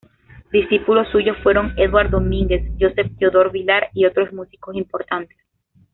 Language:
Spanish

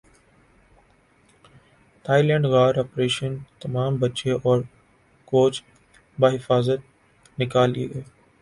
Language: Urdu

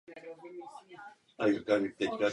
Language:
Czech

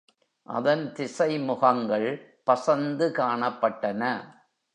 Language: Tamil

